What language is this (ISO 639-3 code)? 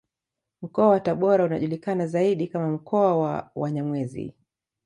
swa